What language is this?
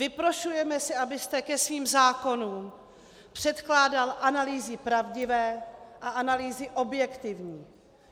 Czech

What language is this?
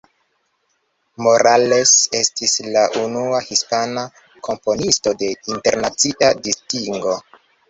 Esperanto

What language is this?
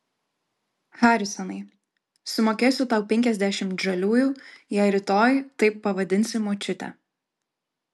Lithuanian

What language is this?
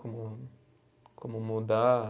Portuguese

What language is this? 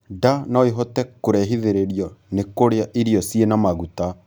Kikuyu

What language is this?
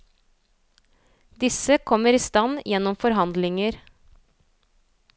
Norwegian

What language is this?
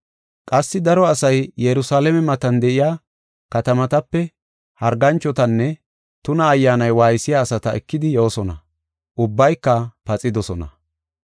Gofa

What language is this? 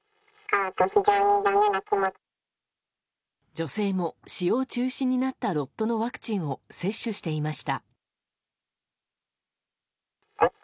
Japanese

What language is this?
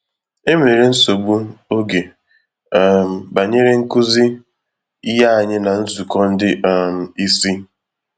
Igbo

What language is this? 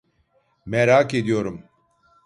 Turkish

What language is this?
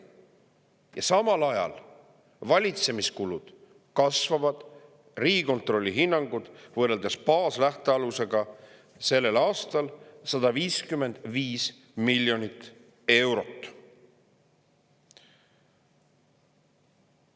Estonian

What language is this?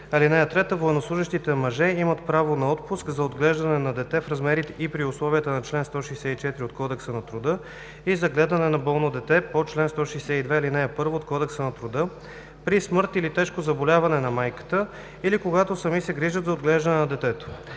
Bulgarian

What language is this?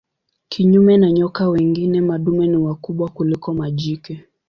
Swahili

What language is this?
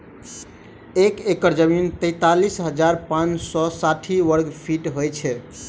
Maithili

